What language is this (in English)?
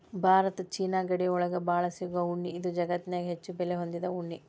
Kannada